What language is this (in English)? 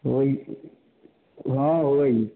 Maithili